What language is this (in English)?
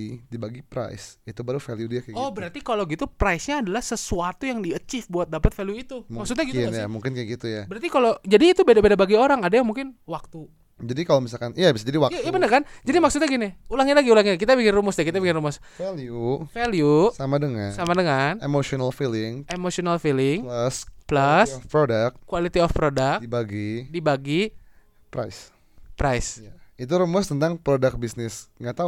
Indonesian